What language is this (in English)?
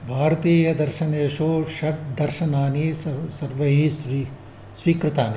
Sanskrit